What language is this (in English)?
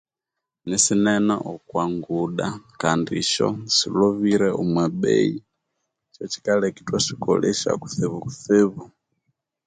Konzo